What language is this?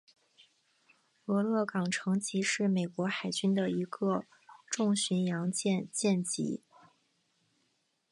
Chinese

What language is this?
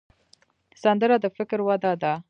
Pashto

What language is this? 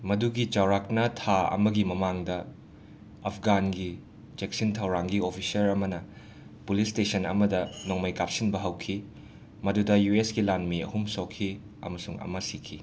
Manipuri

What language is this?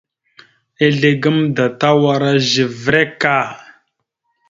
Mada (Cameroon)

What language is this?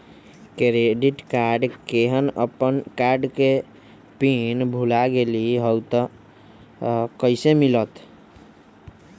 Magahi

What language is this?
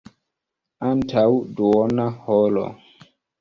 Esperanto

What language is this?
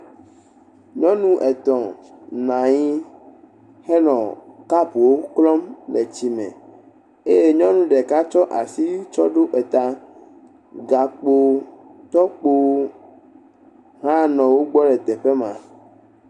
Ewe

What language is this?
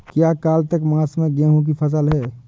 Hindi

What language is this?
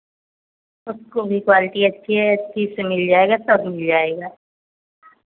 Hindi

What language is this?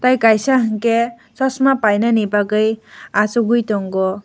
Kok Borok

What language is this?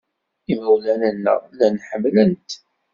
Kabyle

